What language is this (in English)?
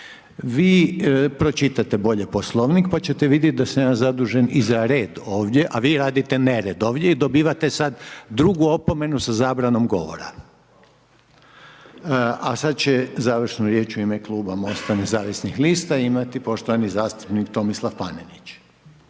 Croatian